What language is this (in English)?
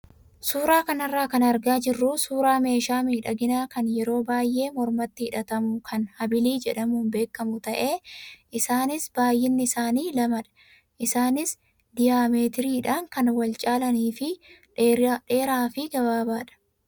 Oromo